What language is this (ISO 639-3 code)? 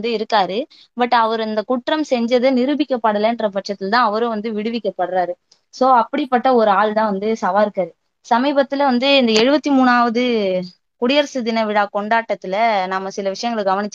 tam